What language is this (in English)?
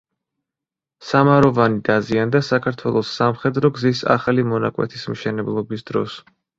Georgian